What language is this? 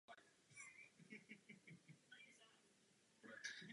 Czech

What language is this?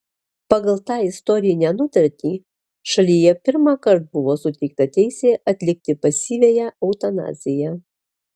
Lithuanian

